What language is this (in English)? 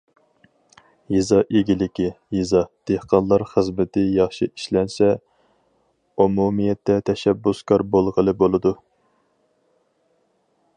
Uyghur